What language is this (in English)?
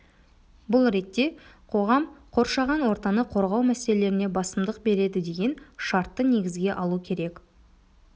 Kazakh